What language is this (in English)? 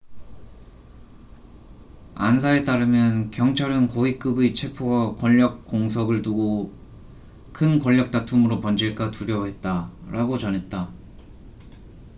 Korean